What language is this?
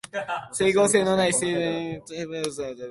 Japanese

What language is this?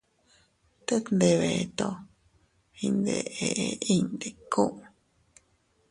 Teutila Cuicatec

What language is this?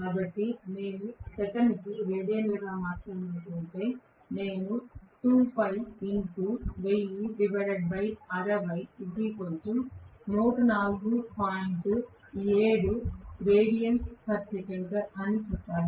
Telugu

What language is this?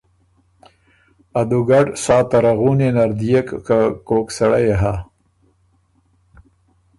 Ormuri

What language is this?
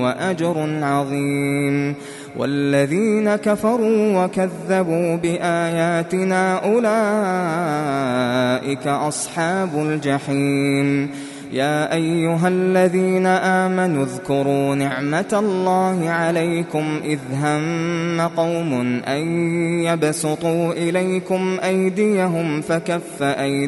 Arabic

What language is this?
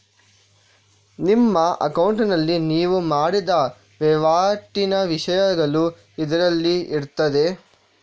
Kannada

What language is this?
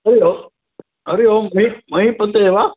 Sanskrit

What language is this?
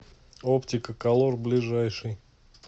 Russian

